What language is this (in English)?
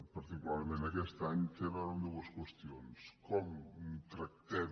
Catalan